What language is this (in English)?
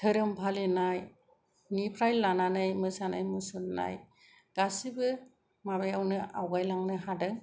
Bodo